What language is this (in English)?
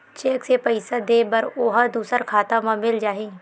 Chhattisgarhi